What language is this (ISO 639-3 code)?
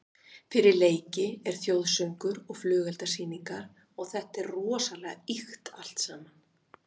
isl